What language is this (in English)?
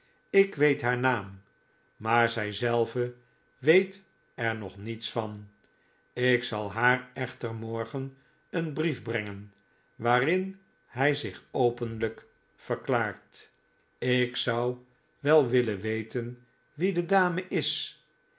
Dutch